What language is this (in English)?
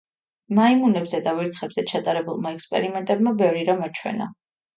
Georgian